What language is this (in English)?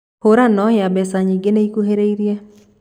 Kikuyu